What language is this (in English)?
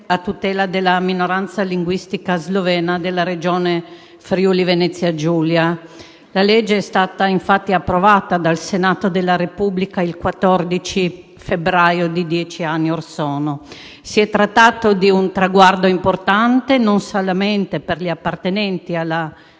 Italian